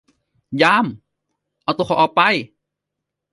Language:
Thai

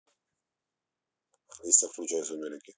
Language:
Russian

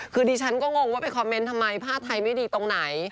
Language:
Thai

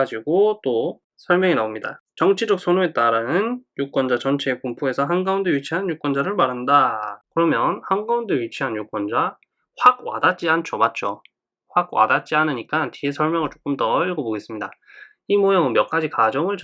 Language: Korean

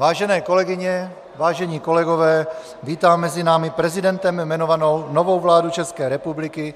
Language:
Czech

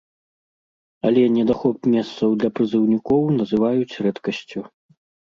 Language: Belarusian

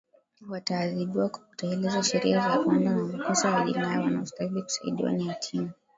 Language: Swahili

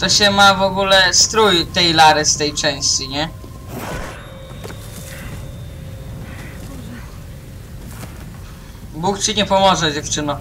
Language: Polish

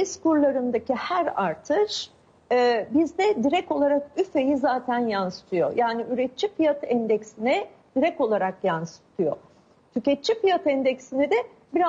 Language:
Turkish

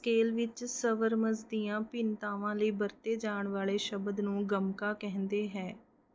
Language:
Punjabi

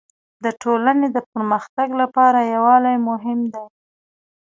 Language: Pashto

